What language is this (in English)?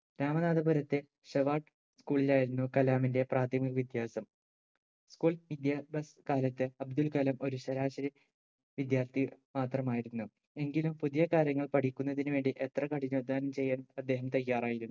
Malayalam